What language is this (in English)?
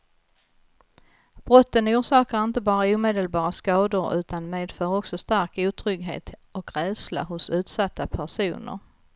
Swedish